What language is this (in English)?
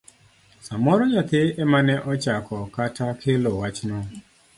Luo (Kenya and Tanzania)